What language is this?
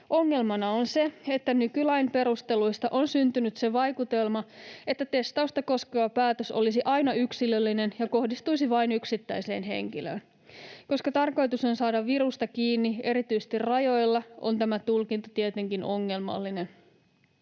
Finnish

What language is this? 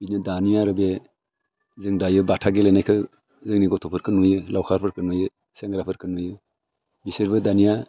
Bodo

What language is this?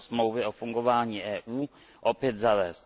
Czech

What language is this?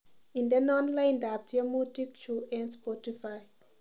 Kalenjin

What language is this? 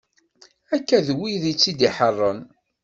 Kabyle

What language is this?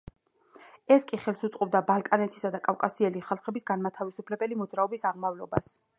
Georgian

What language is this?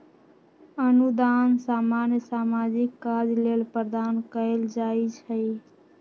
Magahi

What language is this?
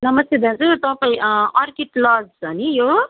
Nepali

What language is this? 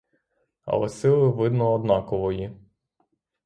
Ukrainian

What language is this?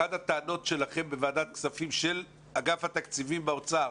Hebrew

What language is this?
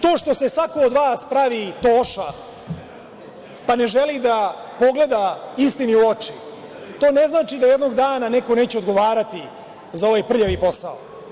Serbian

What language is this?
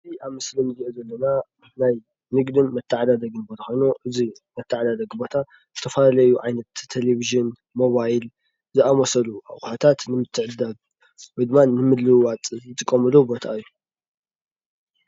Tigrinya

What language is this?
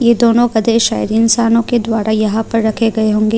Hindi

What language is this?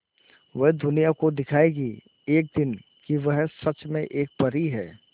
Hindi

